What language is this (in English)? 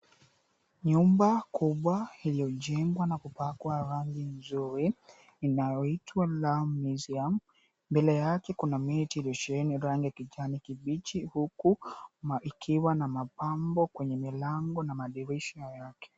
Swahili